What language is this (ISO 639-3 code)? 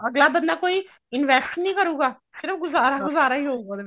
pan